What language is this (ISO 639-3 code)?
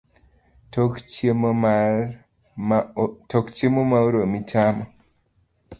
luo